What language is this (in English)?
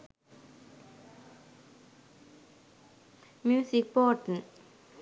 Sinhala